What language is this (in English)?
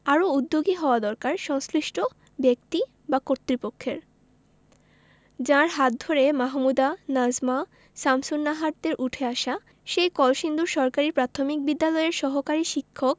Bangla